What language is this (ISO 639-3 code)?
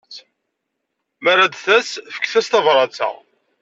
kab